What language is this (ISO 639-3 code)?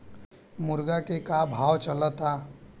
bho